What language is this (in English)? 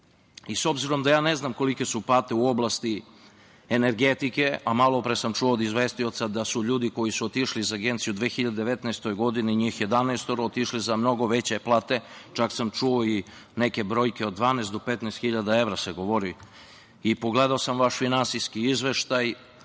Serbian